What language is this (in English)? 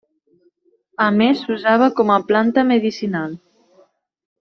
Catalan